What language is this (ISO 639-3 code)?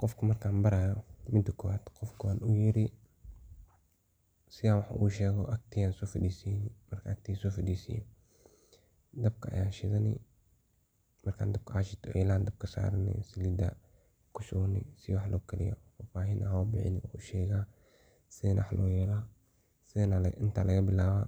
som